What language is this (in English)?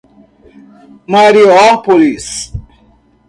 Portuguese